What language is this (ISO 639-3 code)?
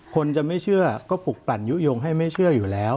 tha